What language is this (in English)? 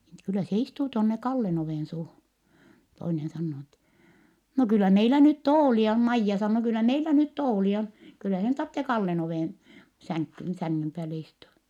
Finnish